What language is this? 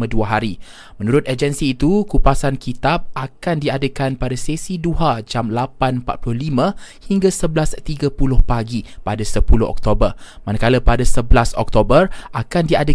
Malay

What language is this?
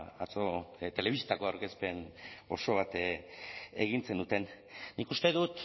Basque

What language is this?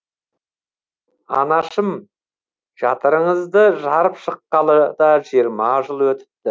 Kazakh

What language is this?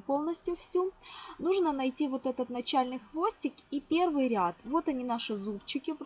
Russian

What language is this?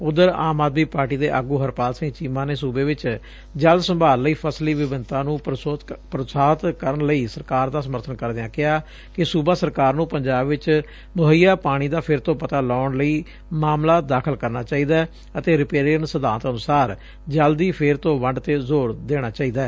Punjabi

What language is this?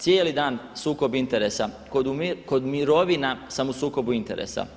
Croatian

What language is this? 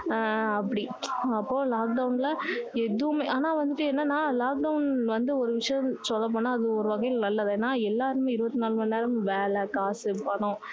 Tamil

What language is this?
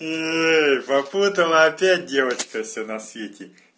Russian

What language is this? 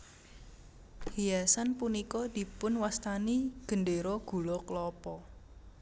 Javanese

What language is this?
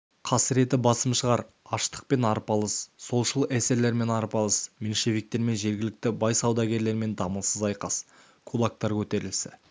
Kazakh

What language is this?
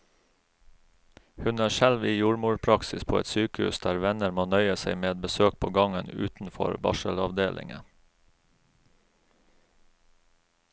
Norwegian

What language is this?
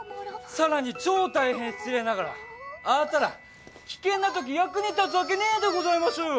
Japanese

